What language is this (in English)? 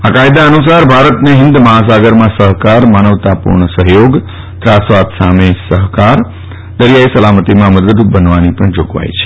Gujarati